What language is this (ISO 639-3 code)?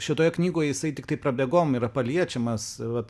lit